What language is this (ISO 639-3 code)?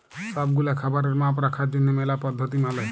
ben